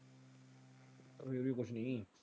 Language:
Punjabi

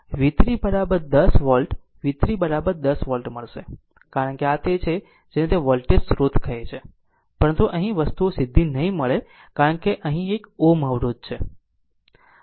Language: Gujarati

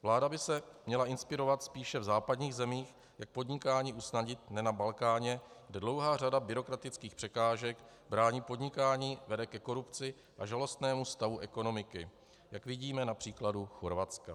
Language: Czech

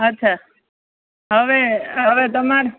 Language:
Gujarati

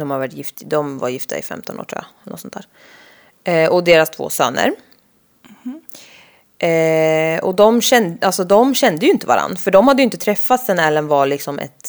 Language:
Swedish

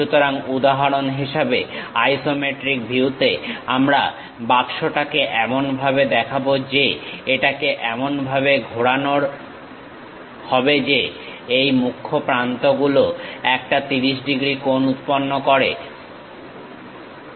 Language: Bangla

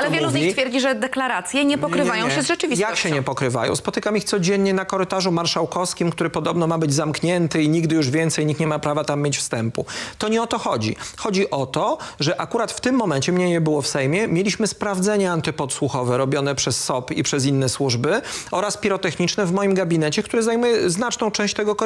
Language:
Polish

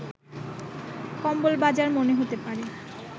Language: Bangla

